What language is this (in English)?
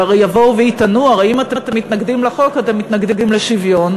Hebrew